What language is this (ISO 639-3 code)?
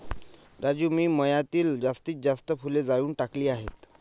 mar